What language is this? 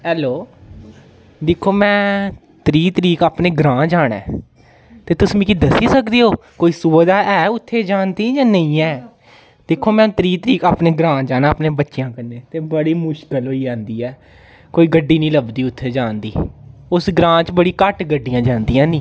Dogri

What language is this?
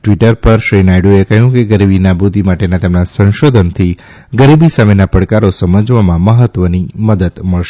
Gujarati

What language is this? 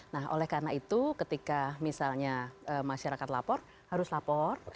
Indonesian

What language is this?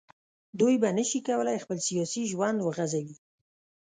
Pashto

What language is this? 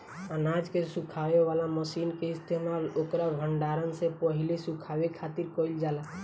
Bhojpuri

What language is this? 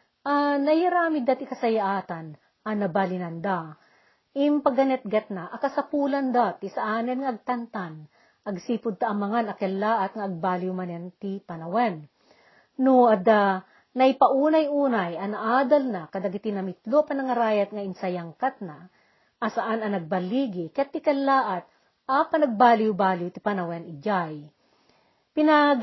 Filipino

